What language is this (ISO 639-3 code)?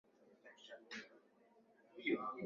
swa